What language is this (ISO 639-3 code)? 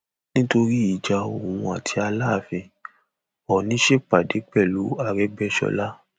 yor